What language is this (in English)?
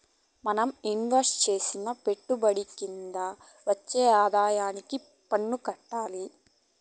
Telugu